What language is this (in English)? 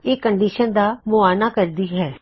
Punjabi